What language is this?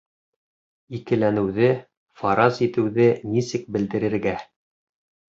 Bashkir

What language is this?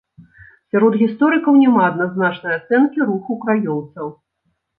Belarusian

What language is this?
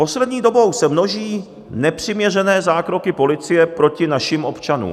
Czech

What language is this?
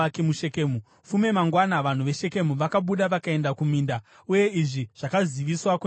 Shona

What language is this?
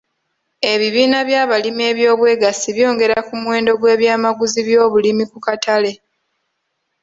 Ganda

